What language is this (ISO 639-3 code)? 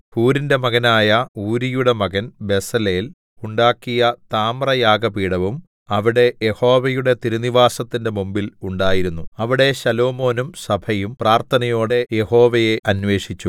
mal